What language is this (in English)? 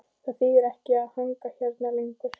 Icelandic